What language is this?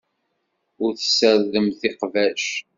Kabyle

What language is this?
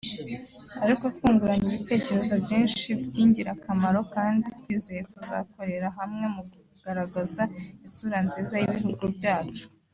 Kinyarwanda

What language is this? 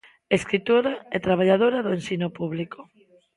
Galician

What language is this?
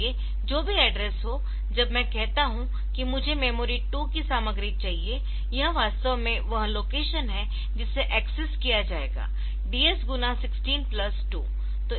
Hindi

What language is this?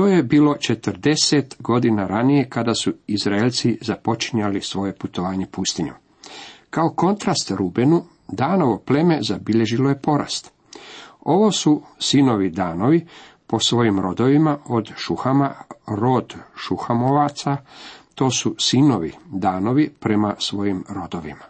Croatian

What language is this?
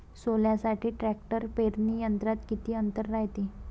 Marathi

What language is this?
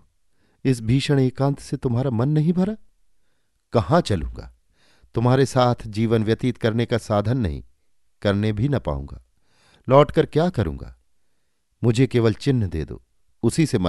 Hindi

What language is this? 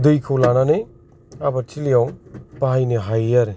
Bodo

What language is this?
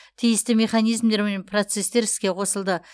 Kazakh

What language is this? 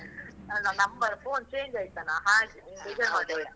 Kannada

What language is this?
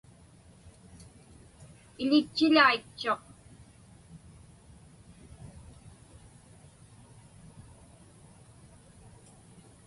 Inupiaq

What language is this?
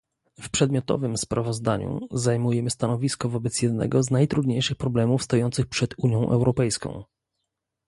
Polish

